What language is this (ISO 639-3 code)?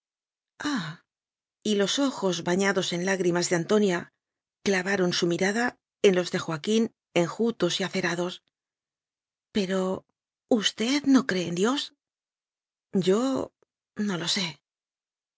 spa